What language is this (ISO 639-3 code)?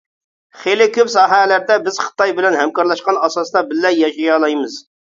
uig